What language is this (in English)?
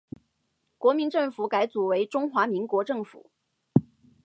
Chinese